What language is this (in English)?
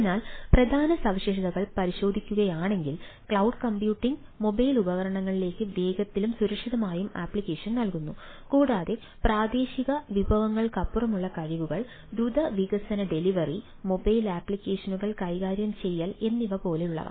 Malayalam